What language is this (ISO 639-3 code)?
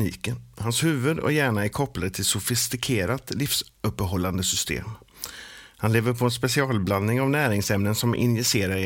swe